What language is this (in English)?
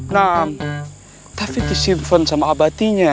Indonesian